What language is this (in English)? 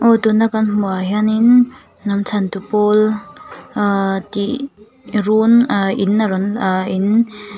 Mizo